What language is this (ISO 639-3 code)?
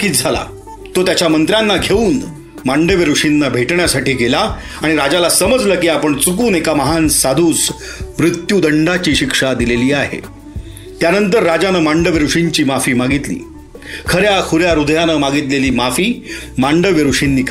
mar